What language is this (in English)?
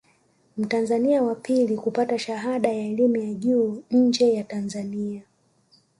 Swahili